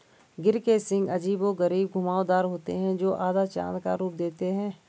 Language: Hindi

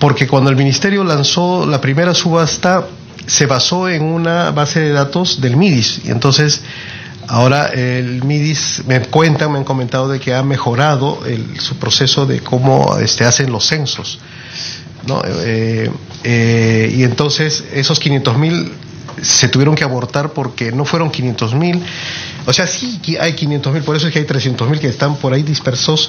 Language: Spanish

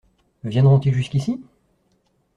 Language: French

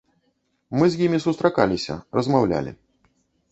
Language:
Belarusian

